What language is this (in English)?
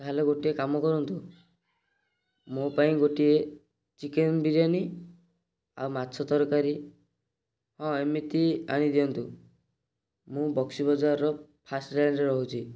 Odia